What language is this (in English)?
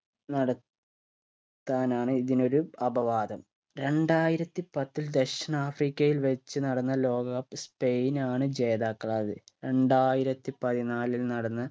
Malayalam